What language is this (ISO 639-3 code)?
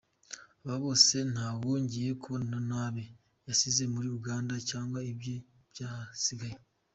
kin